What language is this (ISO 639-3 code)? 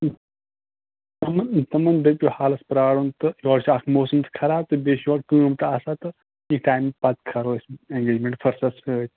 kas